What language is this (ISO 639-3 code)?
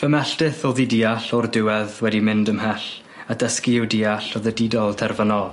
cym